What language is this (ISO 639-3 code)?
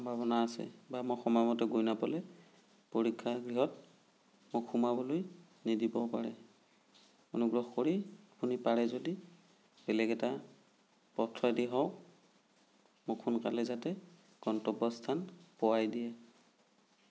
asm